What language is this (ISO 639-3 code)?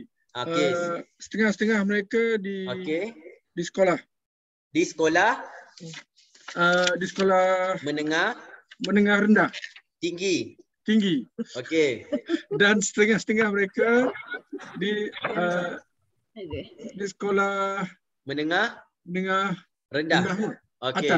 msa